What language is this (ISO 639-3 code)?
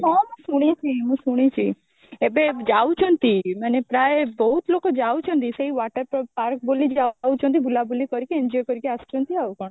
ori